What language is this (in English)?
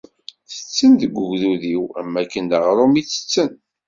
Kabyle